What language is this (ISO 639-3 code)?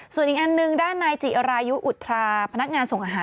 tha